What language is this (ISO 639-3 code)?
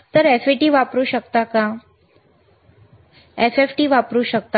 mar